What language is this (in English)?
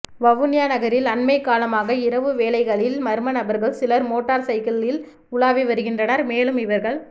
Tamil